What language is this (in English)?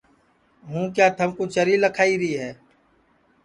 Sansi